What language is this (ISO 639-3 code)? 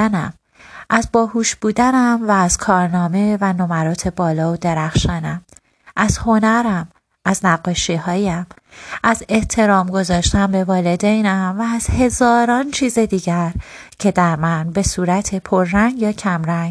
fas